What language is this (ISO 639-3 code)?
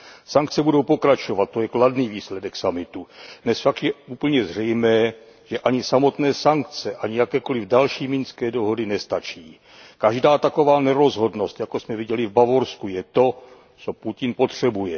ces